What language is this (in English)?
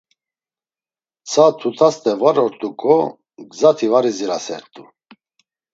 Laz